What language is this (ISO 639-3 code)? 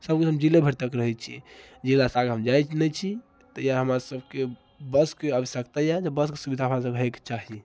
mai